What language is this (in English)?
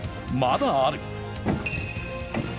Japanese